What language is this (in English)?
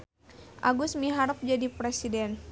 Sundanese